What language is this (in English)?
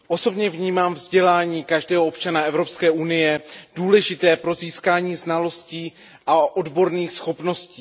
Czech